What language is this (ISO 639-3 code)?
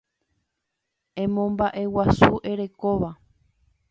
grn